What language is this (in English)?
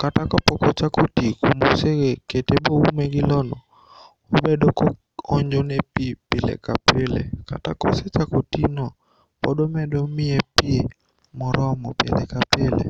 Luo (Kenya and Tanzania)